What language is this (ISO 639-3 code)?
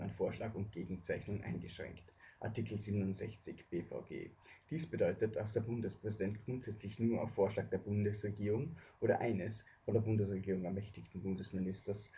deu